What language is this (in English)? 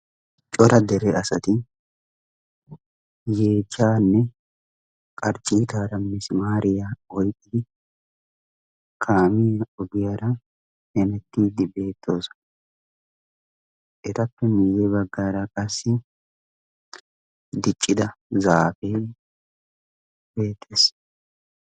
Wolaytta